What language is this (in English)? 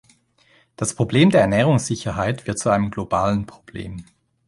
German